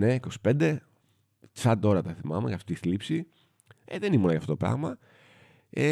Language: Greek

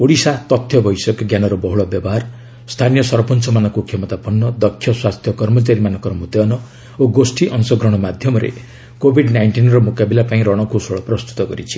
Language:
Odia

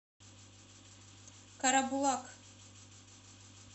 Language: Russian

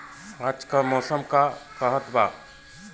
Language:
Bhojpuri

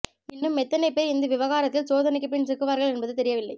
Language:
Tamil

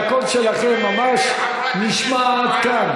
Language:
Hebrew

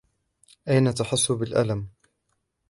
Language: Arabic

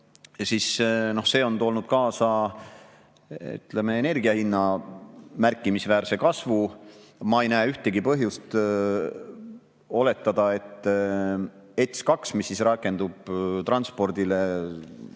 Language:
Estonian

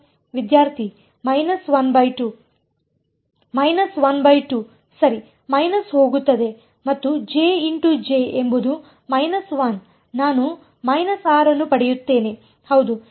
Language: Kannada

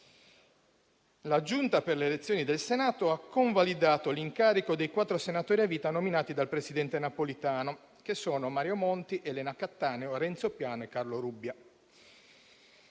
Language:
Italian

